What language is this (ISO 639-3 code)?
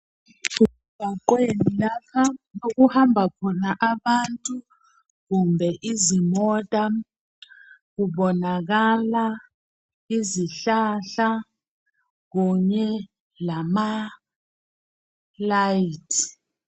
nde